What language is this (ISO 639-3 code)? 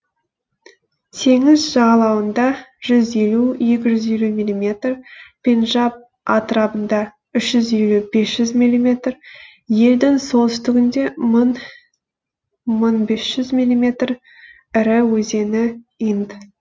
kaz